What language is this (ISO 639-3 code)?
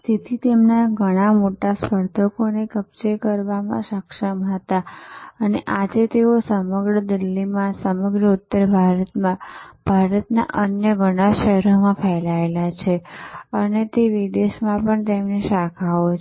guj